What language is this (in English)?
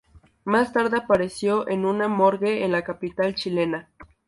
Spanish